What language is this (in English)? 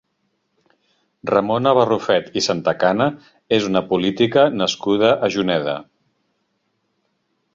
Catalan